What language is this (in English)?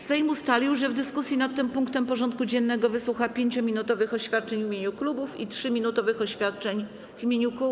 Polish